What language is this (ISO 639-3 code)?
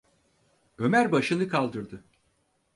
tur